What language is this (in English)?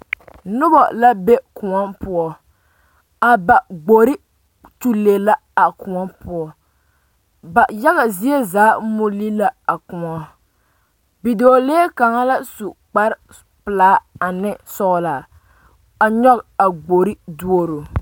Southern Dagaare